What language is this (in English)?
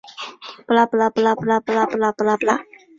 Chinese